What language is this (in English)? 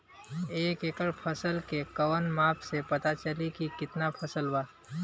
Bhojpuri